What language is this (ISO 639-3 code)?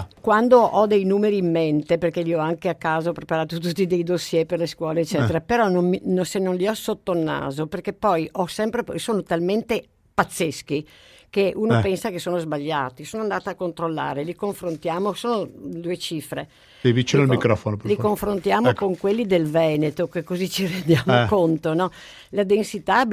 ita